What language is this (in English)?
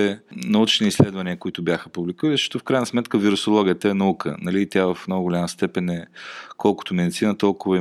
Bulgarian